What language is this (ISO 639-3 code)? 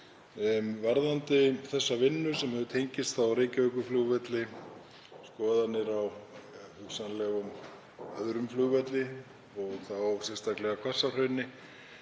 isl